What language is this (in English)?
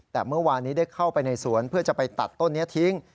Thai